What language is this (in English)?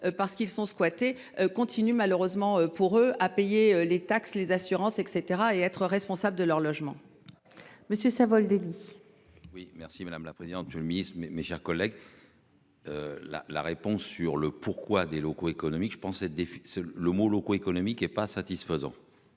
French